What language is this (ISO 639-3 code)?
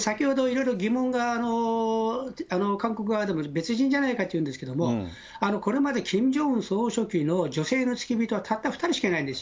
jpn